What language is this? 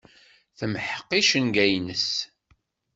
Kabyle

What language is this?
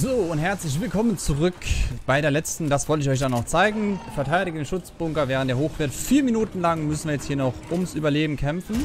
German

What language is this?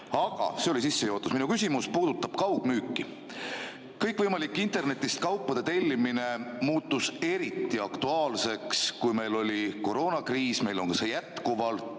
Estonian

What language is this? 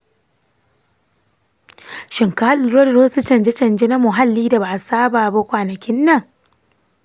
Hausa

